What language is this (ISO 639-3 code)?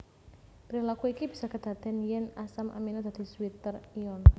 jav